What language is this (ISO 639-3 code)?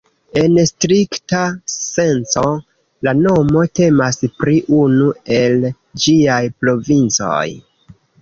epo